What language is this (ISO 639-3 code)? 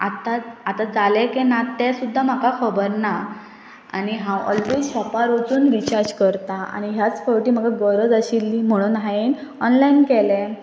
kok